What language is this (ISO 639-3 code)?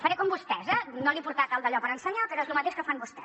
cat